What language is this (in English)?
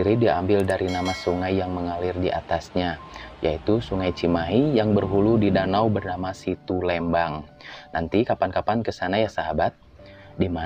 Indonesian